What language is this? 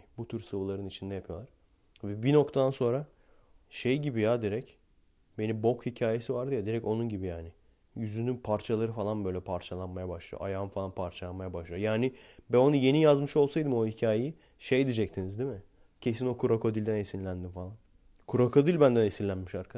Turkish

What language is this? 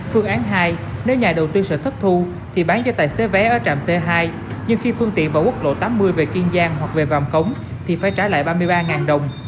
Vietnamese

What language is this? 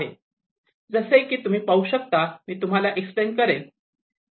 Marathi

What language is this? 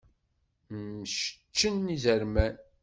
Kabyle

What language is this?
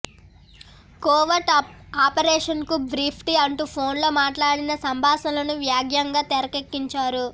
Telugu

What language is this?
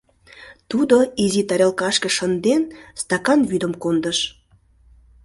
Mari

